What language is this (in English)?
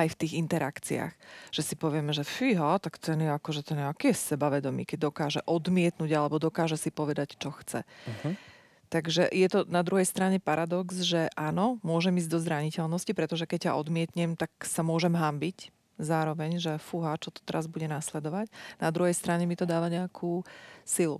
Slovak